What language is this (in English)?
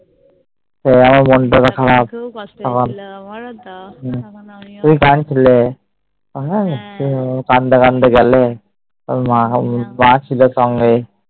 Bangla